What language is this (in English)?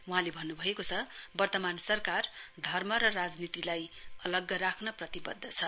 Nepali